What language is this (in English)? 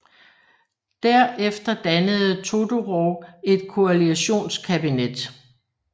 Danish